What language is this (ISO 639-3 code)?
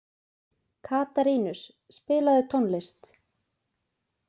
isl